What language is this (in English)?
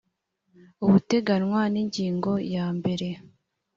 Kinyarwanda